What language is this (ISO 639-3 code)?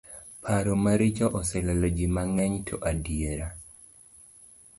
luo